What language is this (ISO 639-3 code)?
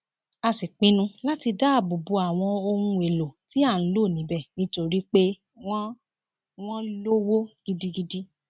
yor